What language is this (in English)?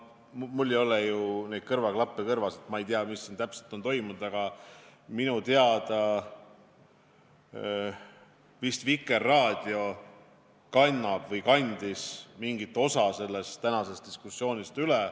Estonian